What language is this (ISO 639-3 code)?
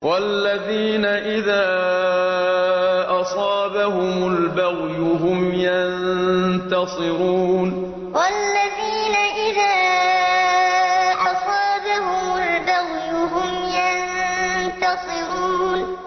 ara